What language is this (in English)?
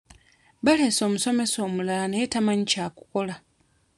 Ganda